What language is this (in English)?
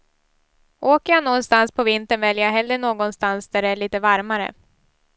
Swedish